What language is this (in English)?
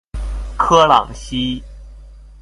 Chinese